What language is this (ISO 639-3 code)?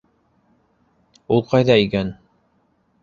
bak